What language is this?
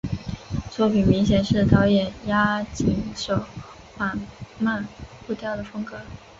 Chinese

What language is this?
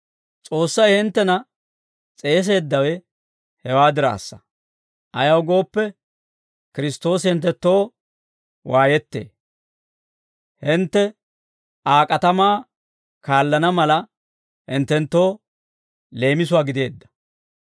Dawro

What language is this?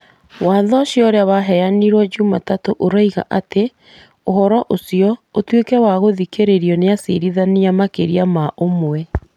Kikuyu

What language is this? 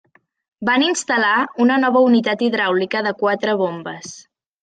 Catalan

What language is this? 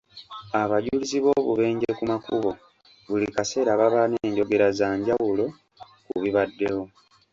Ganda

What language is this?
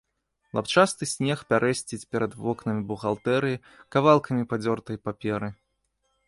Belarusian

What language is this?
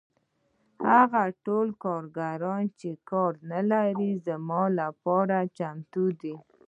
Pashto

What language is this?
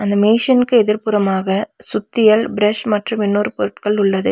Tamil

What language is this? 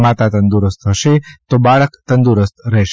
Gujarati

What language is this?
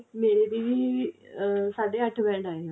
Punjabi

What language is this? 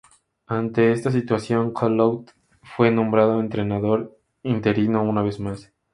Spanish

